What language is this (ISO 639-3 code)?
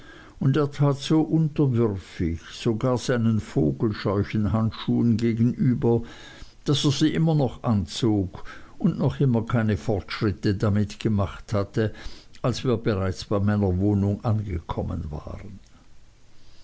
deu